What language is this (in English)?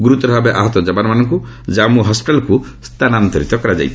Odia